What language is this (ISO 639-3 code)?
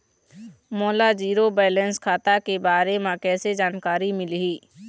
hne